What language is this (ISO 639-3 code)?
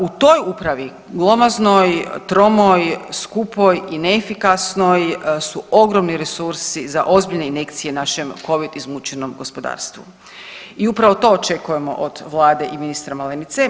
hrv